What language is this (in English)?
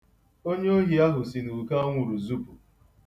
Igbo